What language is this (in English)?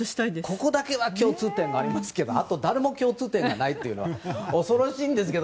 Japanese